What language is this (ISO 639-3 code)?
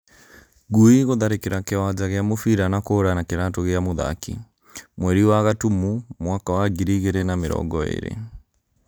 kik